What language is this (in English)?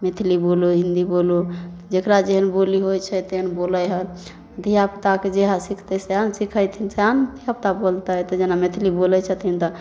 Maithili